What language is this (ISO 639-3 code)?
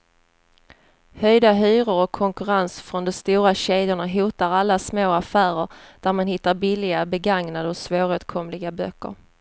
swe